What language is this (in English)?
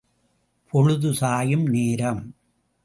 Tamil